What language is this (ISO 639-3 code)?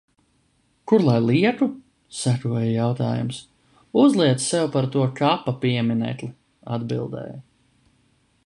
lav